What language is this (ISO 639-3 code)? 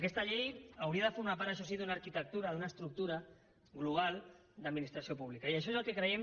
cat